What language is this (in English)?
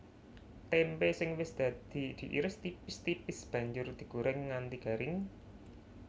Javanese